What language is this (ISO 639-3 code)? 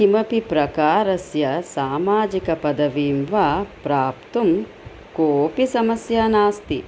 san